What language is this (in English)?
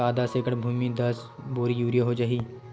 Chhattisgarhi